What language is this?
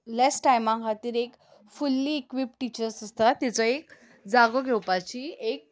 Konkani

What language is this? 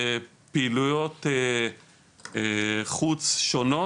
Hebrew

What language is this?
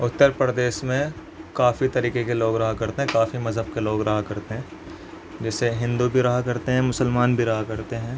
Urdu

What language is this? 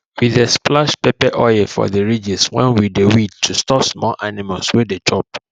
Nigerian Pidgin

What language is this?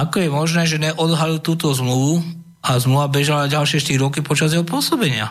Slovak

